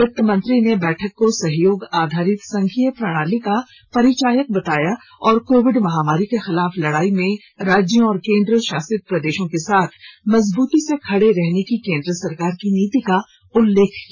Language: Hindi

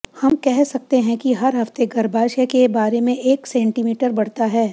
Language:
Hindi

